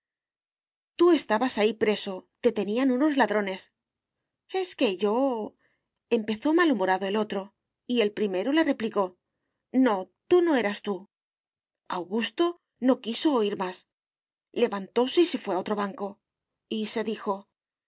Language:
Spanish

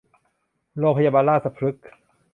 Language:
Thai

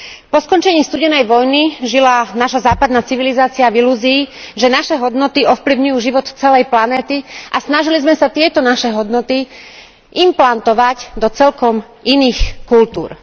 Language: Slovak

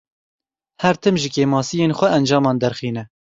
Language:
Kurdish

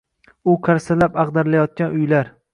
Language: Uzbek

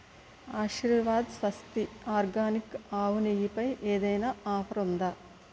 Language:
Telugu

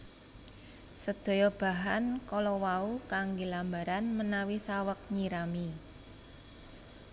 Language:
Javanese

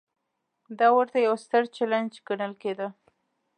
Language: Pashto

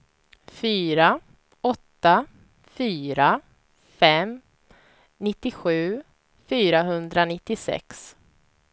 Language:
Swedish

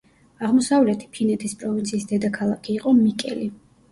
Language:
Georgian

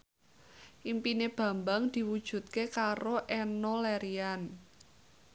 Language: Javanese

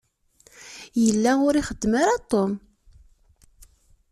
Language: Kabyle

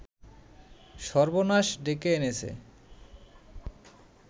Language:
Bangla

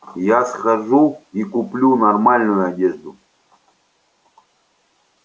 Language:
Russian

